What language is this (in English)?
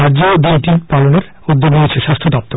Bangla